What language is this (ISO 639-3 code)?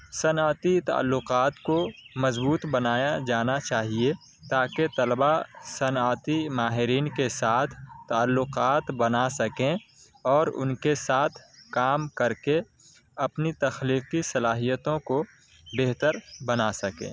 urd